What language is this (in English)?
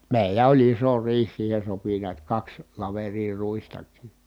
Finnish